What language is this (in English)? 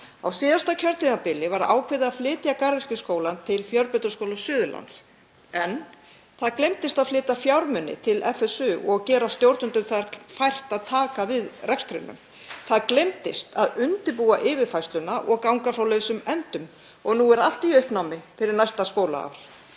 Icelandic